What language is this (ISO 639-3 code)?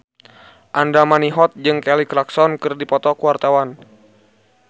sun